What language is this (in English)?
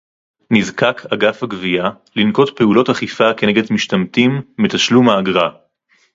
Hebrew